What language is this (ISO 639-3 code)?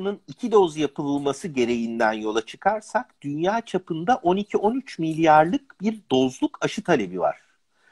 tur